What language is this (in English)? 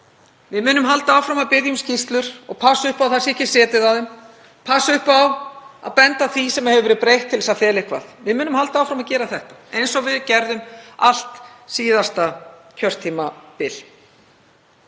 Icelandic